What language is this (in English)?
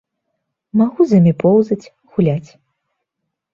Belarusian